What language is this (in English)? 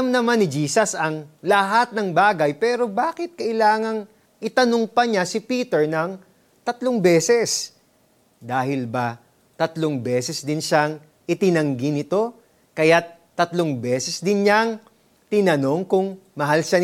Filipino